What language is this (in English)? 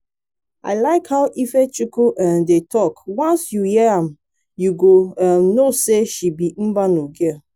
Nigerian Pidgin